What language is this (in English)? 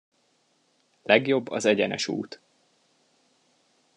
Hungarian